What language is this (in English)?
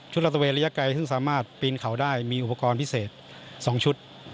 Thai